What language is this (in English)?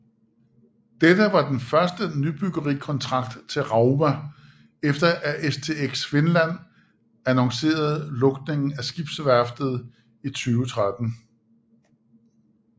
Danish